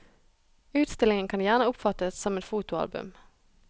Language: Norwegian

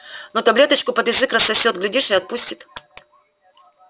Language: Russian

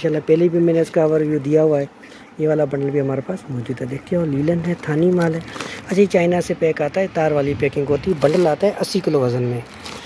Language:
Hindi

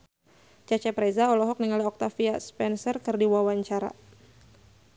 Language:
Sundanese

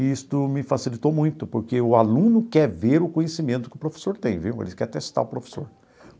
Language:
Portuguese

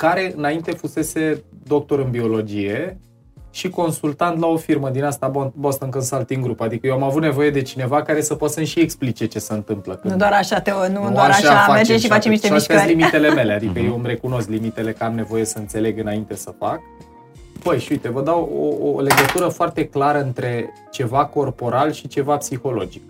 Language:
Romanian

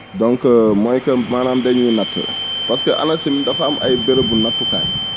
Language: Wolof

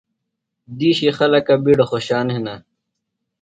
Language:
Phalura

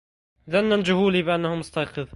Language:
Arabic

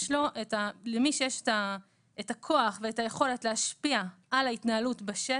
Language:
Hebrew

